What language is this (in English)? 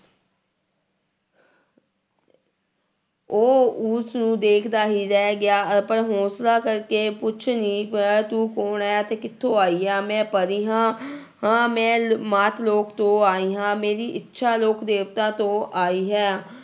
Punjabi